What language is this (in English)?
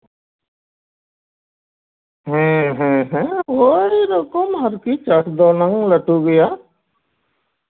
Santali